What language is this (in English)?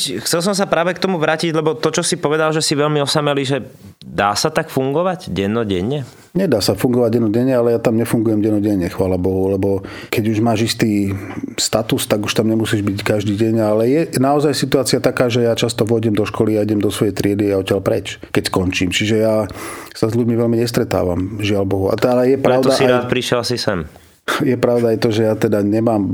Slovak